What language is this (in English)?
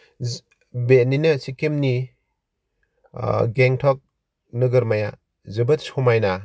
Bodo